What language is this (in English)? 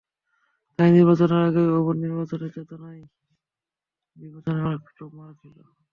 Bangla